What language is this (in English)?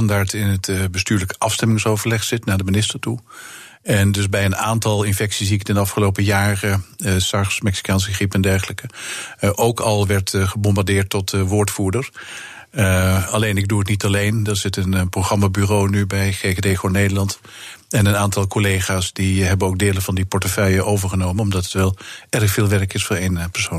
Dutch